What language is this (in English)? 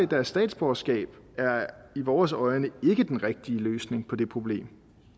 Danish